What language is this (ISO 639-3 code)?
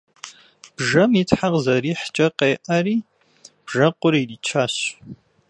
kbd